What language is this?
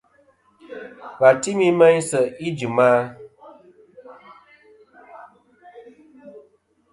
Kom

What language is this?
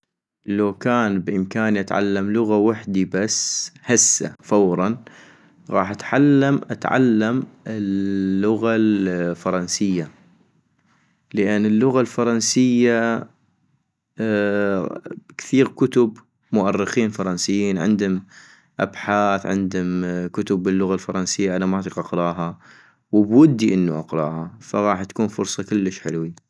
North Mesopotamian Arabic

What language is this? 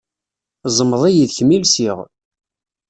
Kabyle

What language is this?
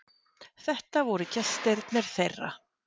Icelandic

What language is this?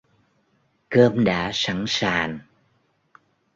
Vietnamese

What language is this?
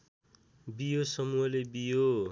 Nepali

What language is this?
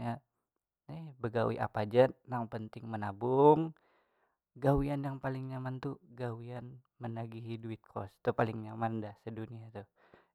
Banjar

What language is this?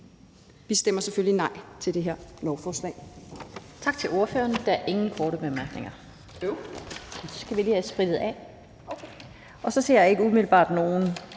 Danish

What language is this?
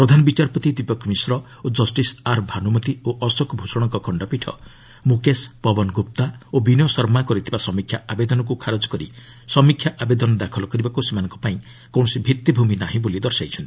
Odia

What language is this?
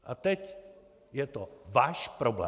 Czech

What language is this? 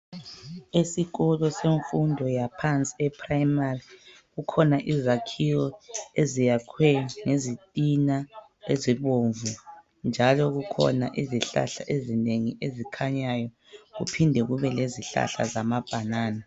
North Ndebele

